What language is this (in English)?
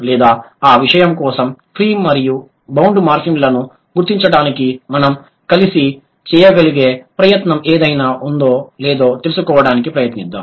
Telugu